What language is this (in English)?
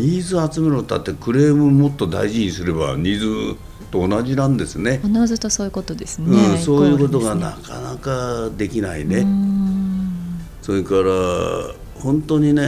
Japanese